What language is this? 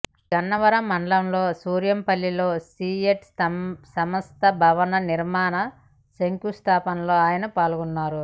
Telugu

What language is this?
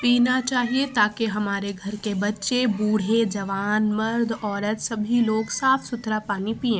Urdu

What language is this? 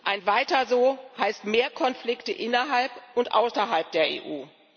German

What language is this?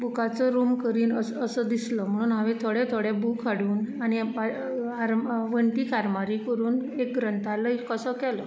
Konkani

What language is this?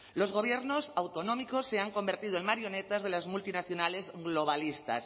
Spanish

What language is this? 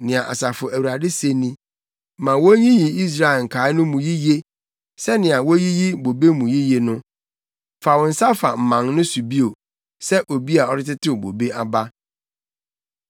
Akan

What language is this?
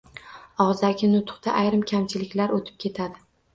Uzbek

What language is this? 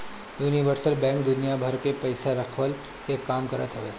Bhojpuri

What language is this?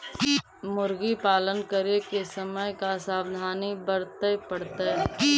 Magahi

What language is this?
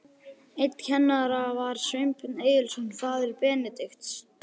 Icelandic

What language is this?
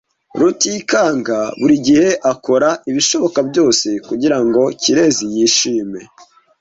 Kinyarwanda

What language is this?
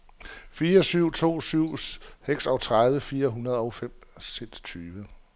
Danish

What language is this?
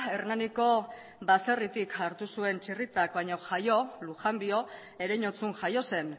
Basque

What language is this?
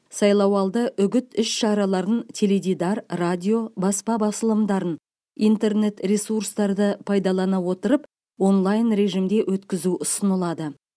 Kazakh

